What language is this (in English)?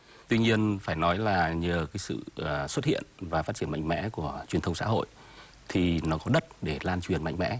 Vietnamese